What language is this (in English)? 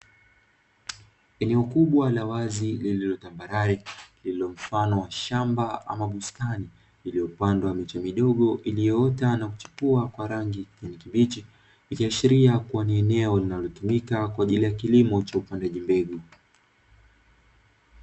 Swahili